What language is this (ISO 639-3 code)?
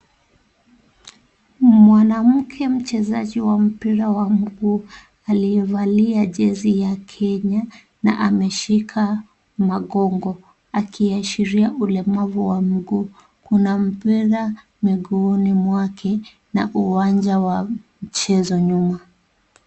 swa